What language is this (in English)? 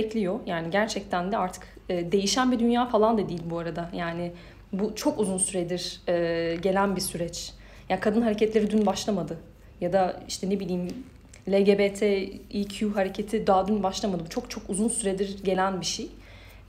Turkish